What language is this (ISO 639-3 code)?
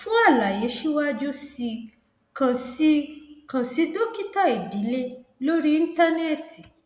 yor